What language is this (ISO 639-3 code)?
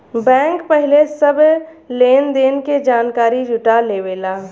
bho